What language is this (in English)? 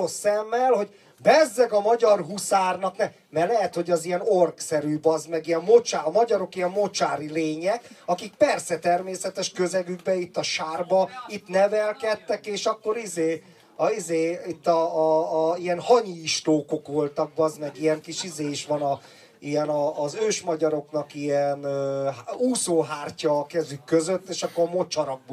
Hungarian